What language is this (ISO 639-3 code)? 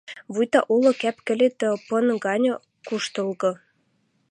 mrj